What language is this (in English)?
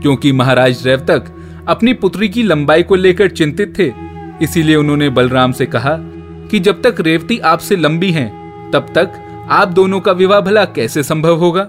Hindi